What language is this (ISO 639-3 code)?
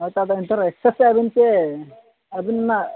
sat